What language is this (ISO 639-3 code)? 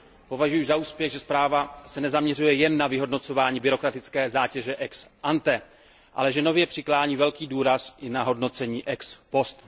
ces